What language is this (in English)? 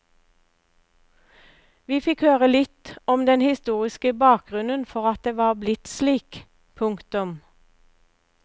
Norwegian